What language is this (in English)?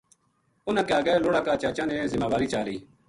Gujari